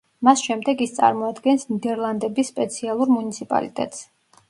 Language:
Georgian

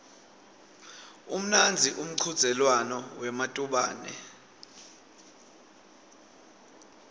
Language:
Swati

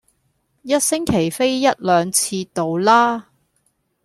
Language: Cantonese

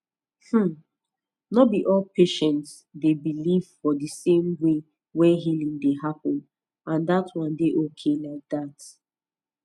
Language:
Nigerian Pidgin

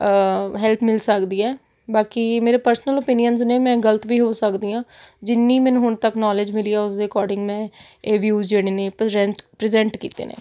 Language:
Punjabi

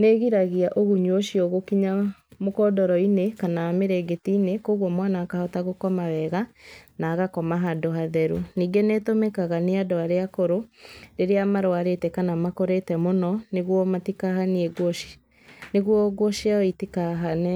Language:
Kikuyu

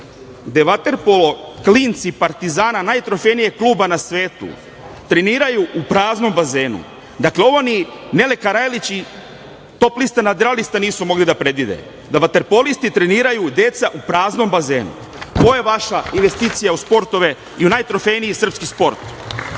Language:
Serbian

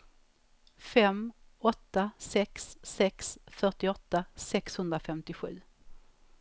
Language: Swedish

